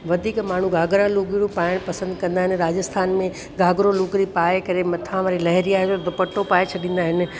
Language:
Sindhi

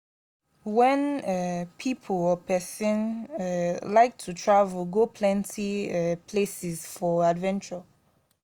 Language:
Nigerian Pidgin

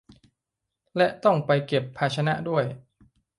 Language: Thai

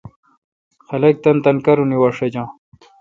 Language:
Kalkoti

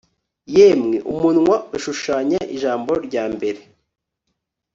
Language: Kinyarwanda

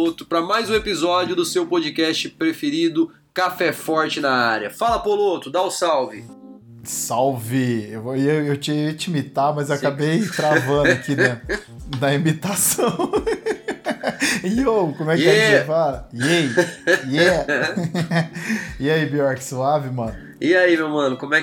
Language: Portuguese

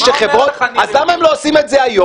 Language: Hebrew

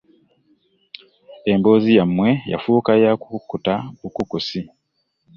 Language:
Ganda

